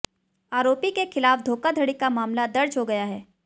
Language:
Hindi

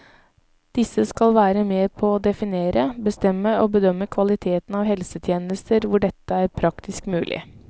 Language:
Norwegian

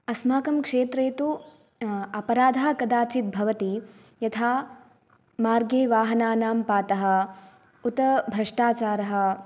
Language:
Sanskrit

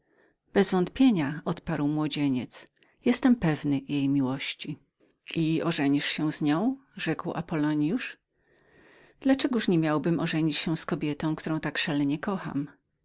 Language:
Polish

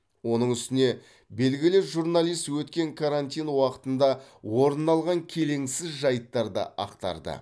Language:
Kazakh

